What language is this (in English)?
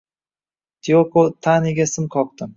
Uzbek